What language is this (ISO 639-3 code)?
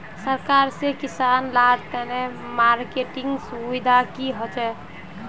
mag